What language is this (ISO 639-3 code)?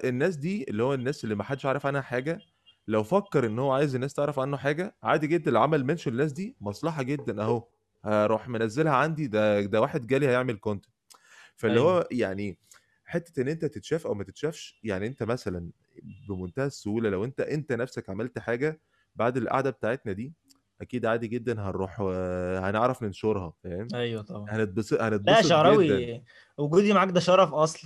ara